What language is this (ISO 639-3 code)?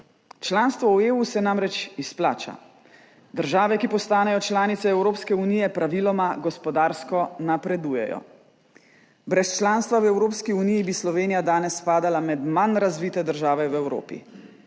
slv